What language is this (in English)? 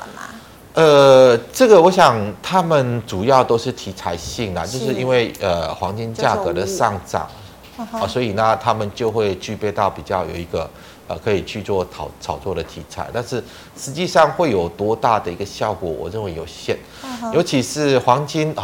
Chinese